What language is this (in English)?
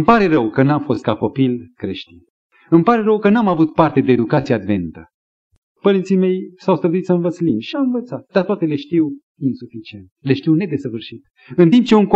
Romanian